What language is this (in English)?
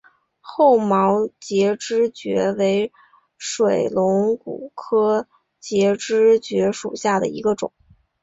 Chinese